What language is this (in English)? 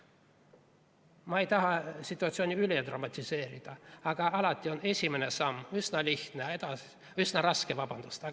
Estonian